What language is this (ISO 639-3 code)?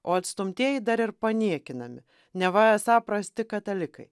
lit